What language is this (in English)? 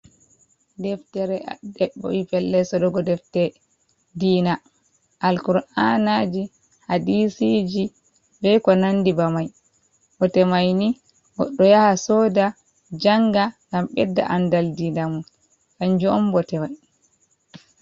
Fula